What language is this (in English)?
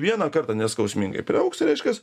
Lithuanian